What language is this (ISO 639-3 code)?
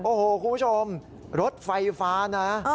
tha